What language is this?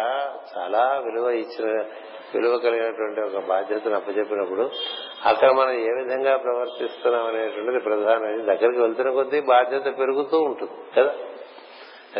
Telugu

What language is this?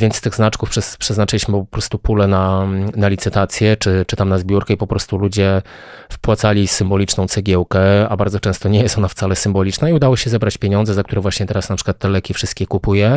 Polish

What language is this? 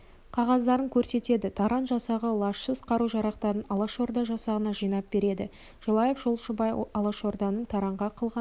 Kazakh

